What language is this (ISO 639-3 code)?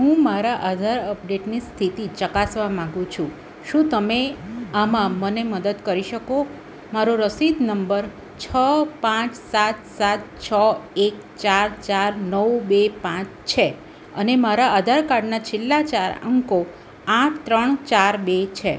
guj